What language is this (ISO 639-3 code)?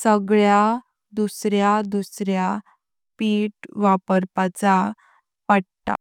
kok